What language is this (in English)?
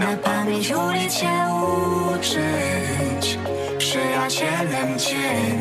Polish